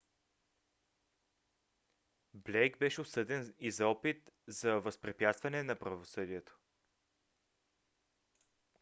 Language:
Bulgarian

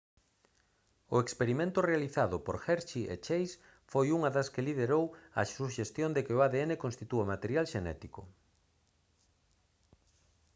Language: Galician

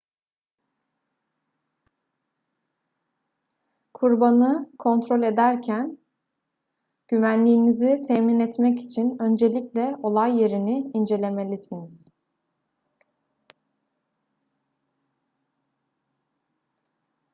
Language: Turkish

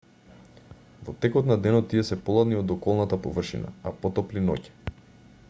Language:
Macedonian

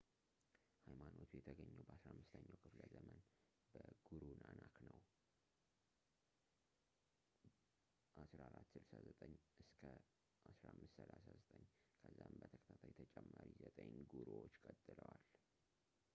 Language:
Amharic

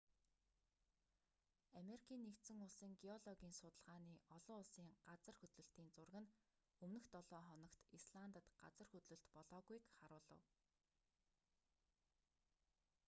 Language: Mongolian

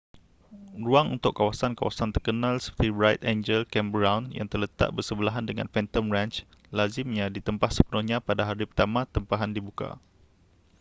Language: Malay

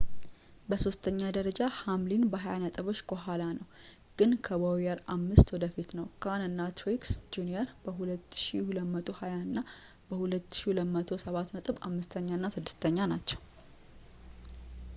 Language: Amharic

